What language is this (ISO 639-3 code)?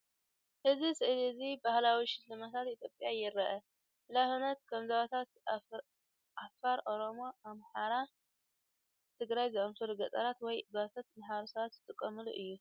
tir